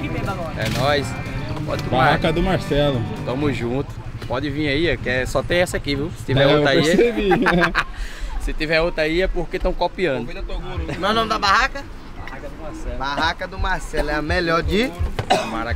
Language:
Portuguese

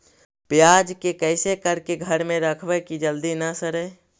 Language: Magahi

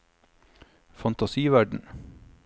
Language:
Norwegian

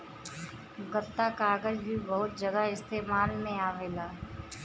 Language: Bhojpuri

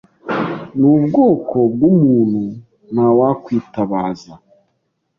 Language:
Kinyarwanda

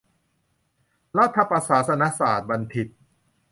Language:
Thai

